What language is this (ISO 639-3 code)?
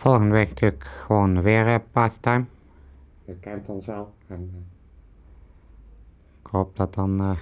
nld